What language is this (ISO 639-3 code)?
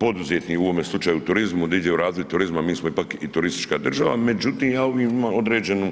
hrv